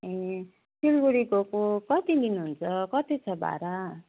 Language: Nepali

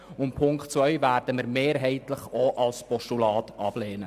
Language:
Swiss German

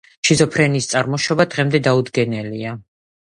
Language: Georgian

